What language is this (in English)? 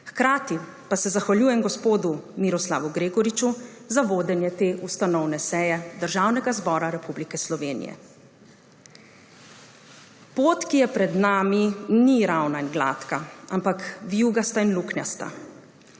Slovenian